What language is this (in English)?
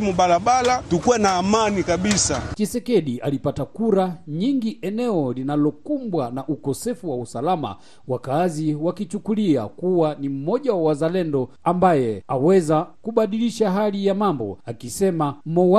Swahili